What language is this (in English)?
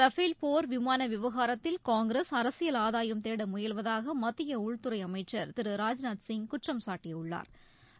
Tamil